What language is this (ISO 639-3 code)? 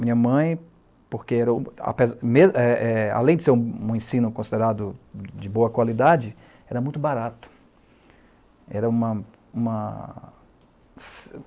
por